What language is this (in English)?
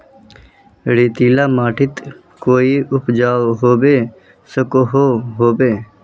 Magahi